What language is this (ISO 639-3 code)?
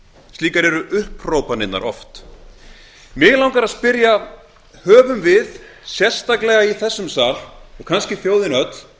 isl